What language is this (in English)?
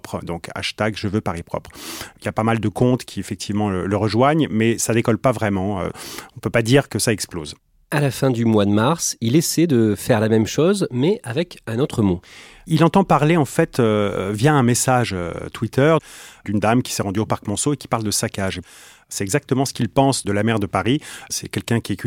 French